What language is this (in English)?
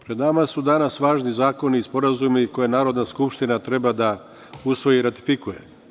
Serbian